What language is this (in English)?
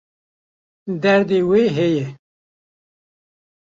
Kurdish